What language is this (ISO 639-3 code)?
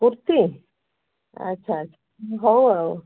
ori